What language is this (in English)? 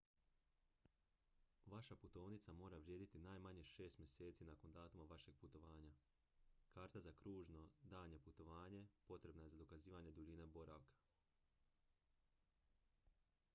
Croatian